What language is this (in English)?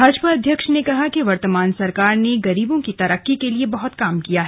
Hindi